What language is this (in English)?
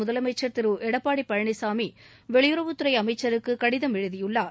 Tamil